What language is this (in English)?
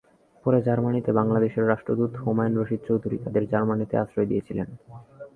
Bangla